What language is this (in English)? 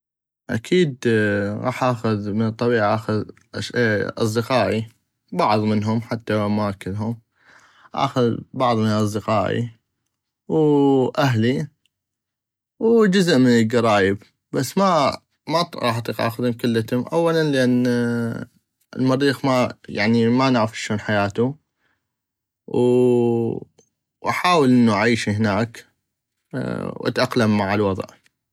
North Mesopotamian Arabic